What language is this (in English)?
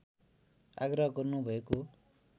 Nepali